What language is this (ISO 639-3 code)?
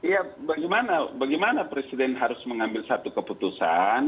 ind